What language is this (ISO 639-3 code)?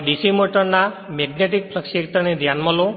guj